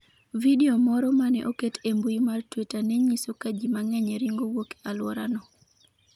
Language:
Luo (Kenya and Tanzania)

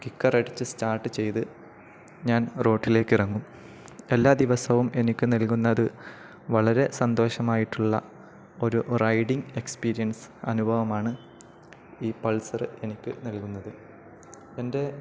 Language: Malayalam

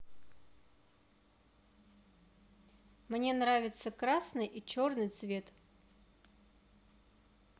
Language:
Russian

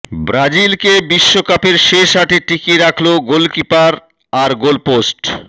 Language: Bangla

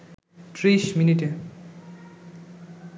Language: Bangla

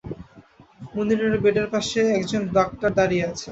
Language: Bangla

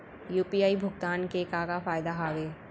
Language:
Chhattisgarhi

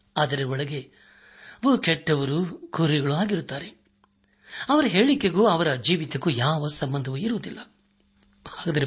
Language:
Kannada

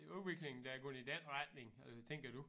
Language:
Danish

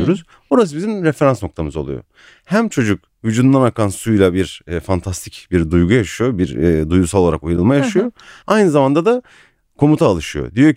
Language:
Turkish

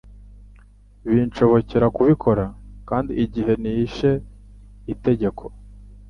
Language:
Kinyarwanda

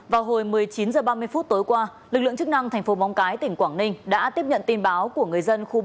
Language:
Vietnamese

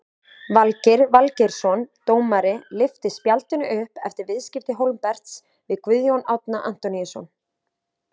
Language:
Icelandic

